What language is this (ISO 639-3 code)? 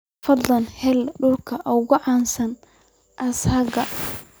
som